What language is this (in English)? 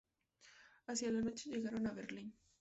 Spanish